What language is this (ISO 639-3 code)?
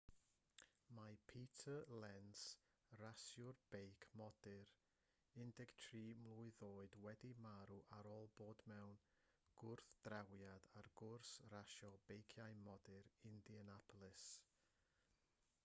cym